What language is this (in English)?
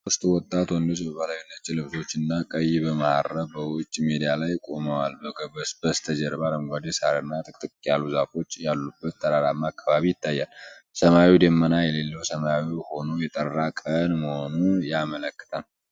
Amharic